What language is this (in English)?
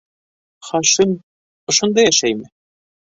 Bashkir